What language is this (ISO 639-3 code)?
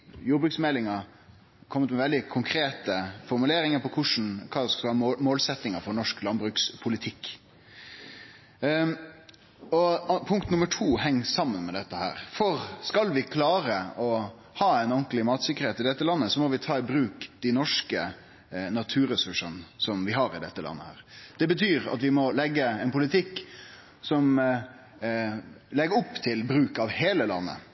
nno